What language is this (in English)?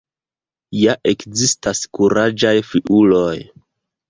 Esperanto